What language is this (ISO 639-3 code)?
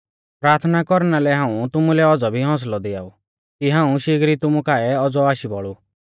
bfz